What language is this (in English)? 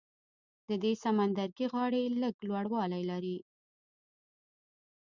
Pashto